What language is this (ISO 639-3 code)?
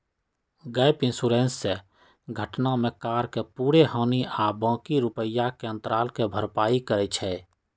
mag